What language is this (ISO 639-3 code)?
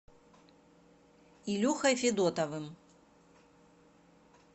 rus